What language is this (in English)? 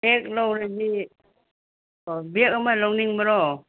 Manipuri